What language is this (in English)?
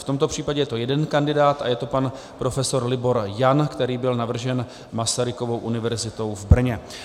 Czech